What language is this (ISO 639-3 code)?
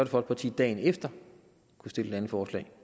dan